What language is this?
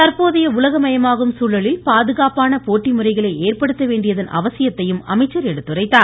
Tamil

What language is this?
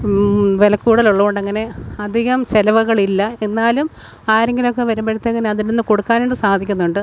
Malayalam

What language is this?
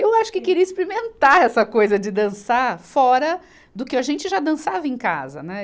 Portuguese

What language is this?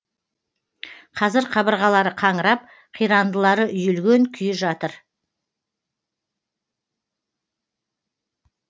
Kazakh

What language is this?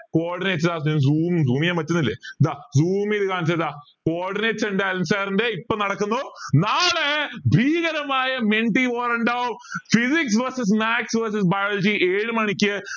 Malayalam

